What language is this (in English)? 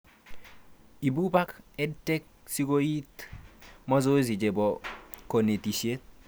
Kalenjin